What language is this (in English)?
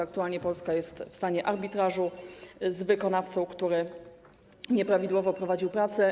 Polish